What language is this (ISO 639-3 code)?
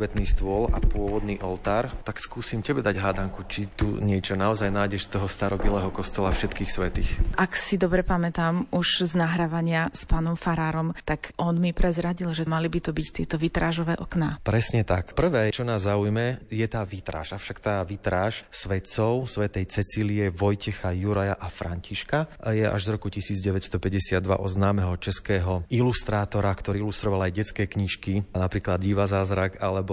slk